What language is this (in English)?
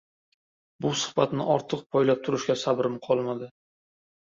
Uzbek